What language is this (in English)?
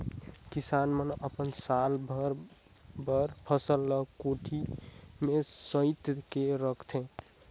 Chhattisgarhi